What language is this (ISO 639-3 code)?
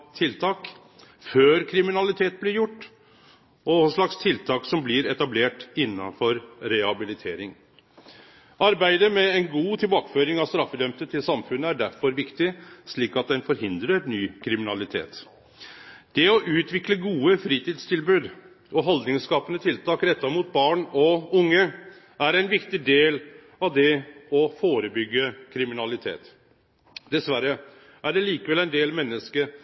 nno